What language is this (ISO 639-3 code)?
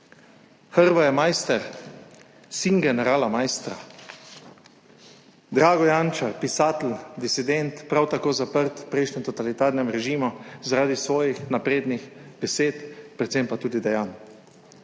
slv